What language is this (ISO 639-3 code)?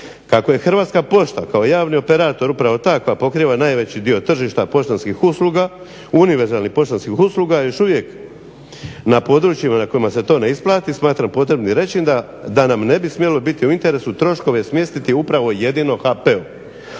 hrv